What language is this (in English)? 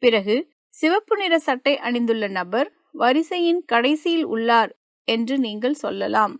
Tamil